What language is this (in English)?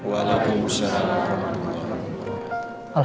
Indonesian